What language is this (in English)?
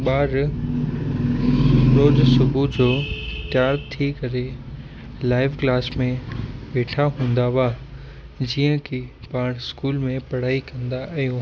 Sindhi